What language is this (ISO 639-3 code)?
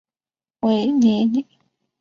zho